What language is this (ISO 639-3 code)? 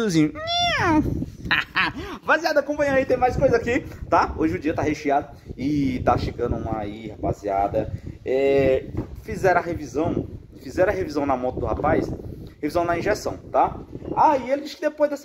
por